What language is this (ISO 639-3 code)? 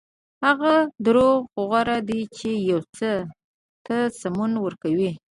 pus